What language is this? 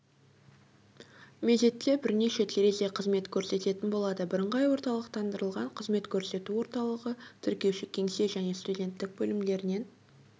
Kazakh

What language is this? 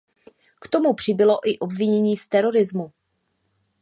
Czech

